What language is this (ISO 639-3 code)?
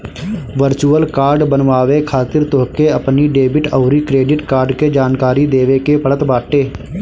bho